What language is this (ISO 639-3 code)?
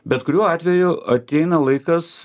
lit